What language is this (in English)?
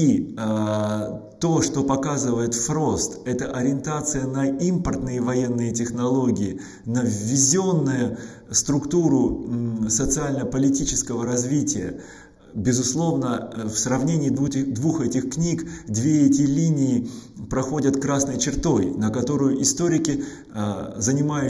Russian